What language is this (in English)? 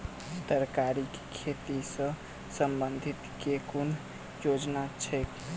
Maithili